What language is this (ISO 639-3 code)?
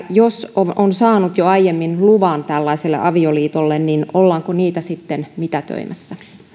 fin